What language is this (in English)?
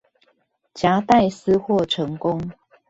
Chinese